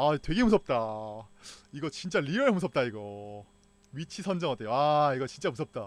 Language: Korean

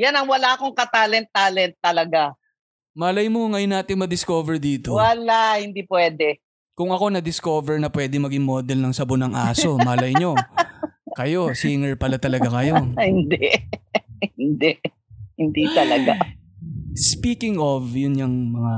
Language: Filipino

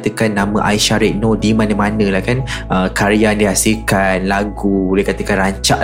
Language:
Malay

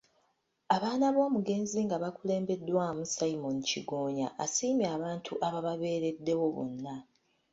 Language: Ganda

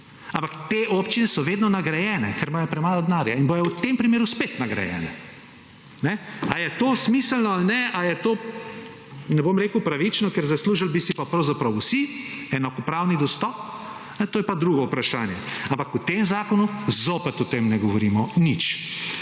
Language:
Slovenian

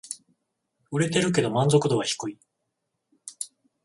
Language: Japanese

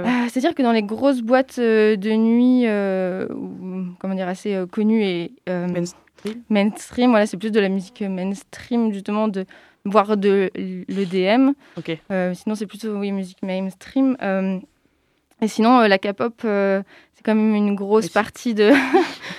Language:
French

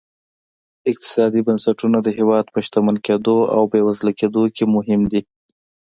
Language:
Pashto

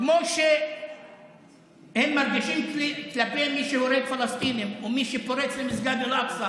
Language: Hebrew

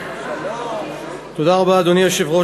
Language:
Hebrew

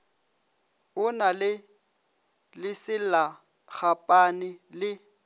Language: Northern Sotho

